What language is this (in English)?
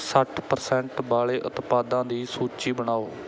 Punjabi